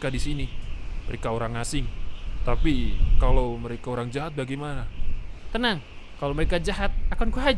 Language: Indonesian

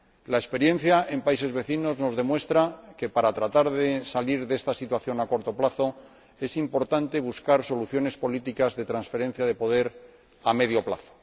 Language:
Spanish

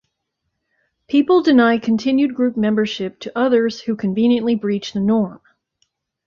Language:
English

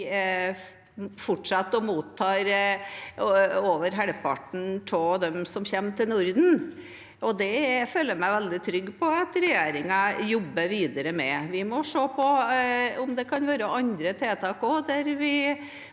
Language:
Norwegian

